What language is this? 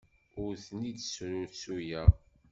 Kabyle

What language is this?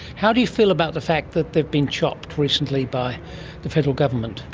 English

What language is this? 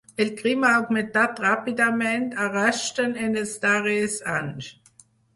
Catalan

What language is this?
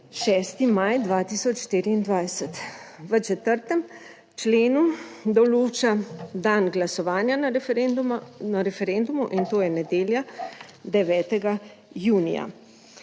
Slovenian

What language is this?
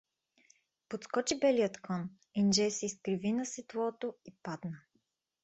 Bulgarian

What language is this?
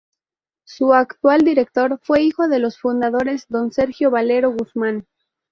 Spanish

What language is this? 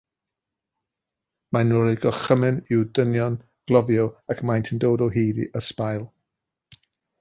Welsh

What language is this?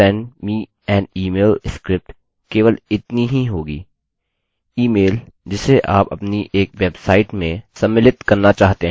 Hindi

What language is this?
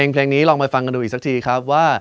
Thai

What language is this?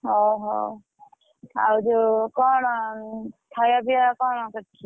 Odia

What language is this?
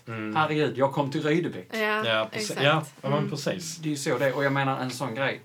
Swedish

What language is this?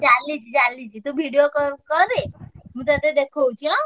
Odia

